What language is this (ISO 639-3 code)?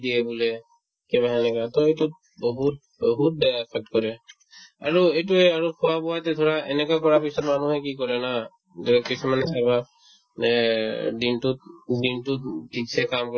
asm